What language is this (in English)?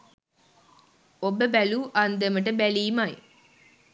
Sinhala